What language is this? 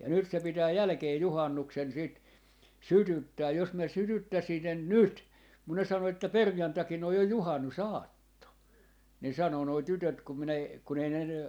Finnish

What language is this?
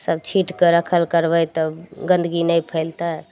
Maithili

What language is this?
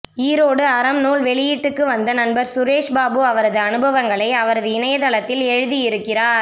Tamil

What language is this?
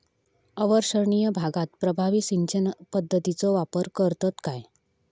Marathi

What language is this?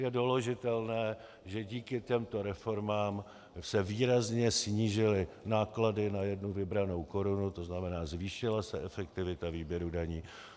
Czech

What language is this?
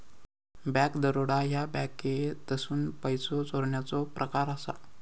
Marathi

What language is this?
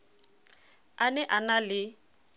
Southern Sotho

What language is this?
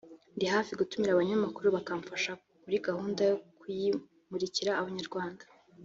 Kinyarwanda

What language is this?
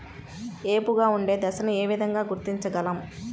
Telugu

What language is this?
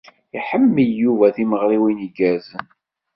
Kabyle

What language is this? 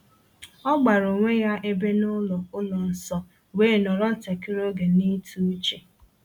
Igbo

